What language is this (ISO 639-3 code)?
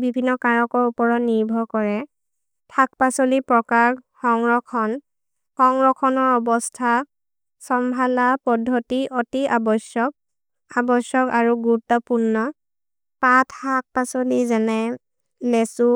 mrr